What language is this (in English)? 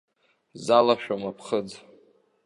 Abkhazian